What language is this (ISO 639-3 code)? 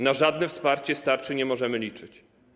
pol